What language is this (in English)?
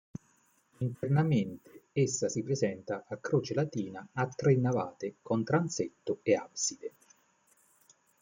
Italian